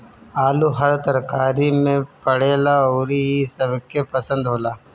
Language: Bhojpuri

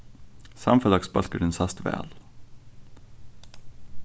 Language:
Faroese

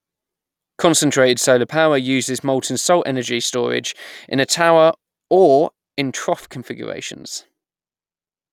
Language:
English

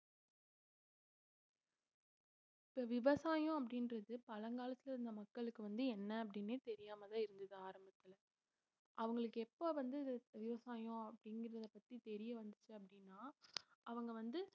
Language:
Tamil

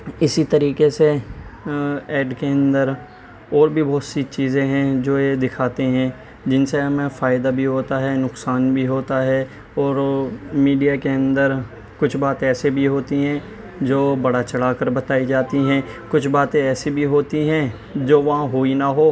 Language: Urdu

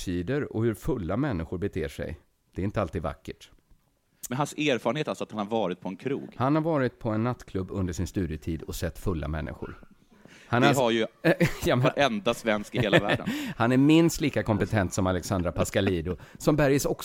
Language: Swedish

